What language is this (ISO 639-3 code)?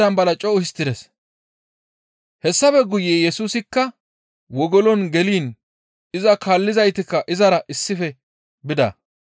gmv